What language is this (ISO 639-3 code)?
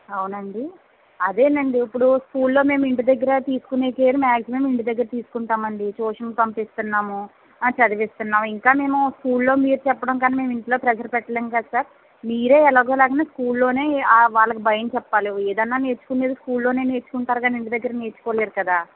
tel